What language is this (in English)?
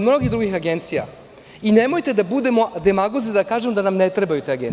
Serbian